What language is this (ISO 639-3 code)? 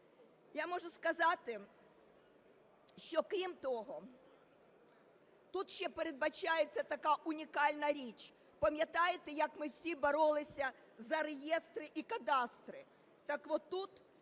ukr